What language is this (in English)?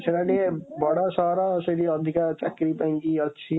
Odia